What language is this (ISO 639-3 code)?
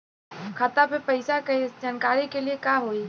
bho